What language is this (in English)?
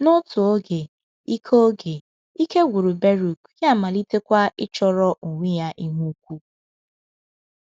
Igbo